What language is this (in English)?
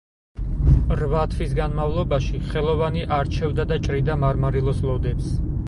Georgian